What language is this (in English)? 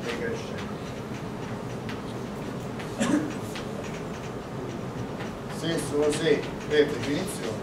Italian